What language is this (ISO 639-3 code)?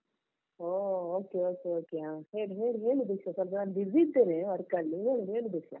kan